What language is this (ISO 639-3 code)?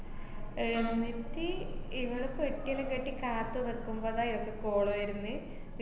mal